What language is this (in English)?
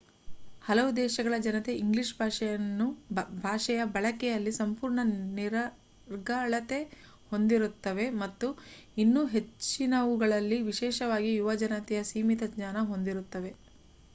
Kannada